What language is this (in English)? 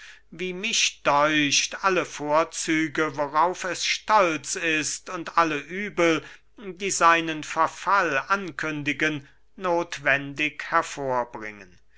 German